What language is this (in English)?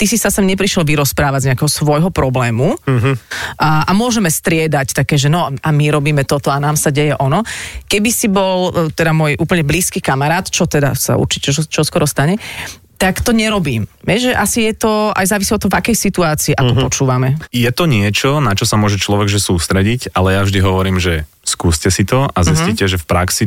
Slovak